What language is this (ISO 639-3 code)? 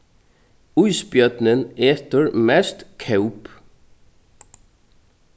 fao